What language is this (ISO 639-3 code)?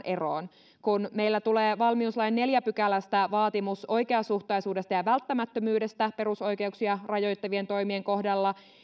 fin